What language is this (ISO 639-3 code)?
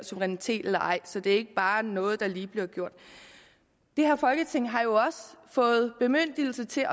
dan